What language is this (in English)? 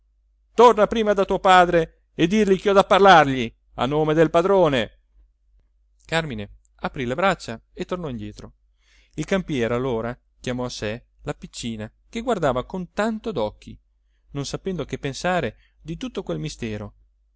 Italian